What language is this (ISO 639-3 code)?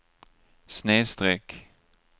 swe